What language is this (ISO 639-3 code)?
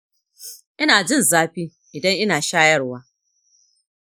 hau